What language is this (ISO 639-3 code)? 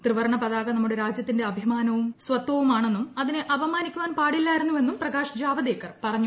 mal